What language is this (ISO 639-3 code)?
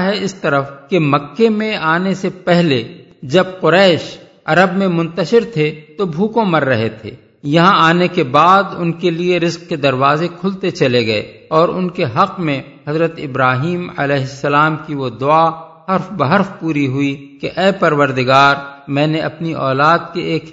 urd